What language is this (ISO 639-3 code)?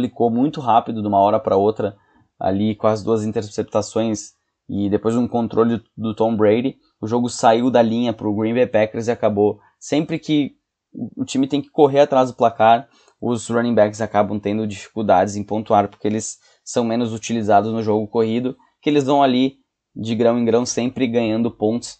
por